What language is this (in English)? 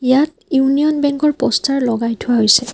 Assamese